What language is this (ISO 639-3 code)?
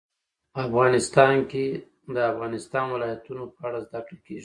pus